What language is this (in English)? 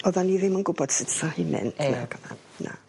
Welsh